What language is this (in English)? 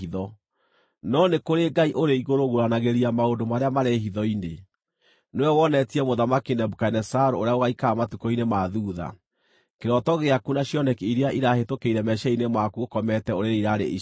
Kikuyu